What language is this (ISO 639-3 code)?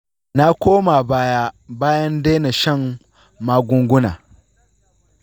hau